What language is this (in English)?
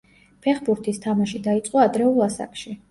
Georgian